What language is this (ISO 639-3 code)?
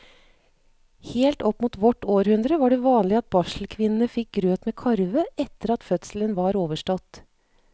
nor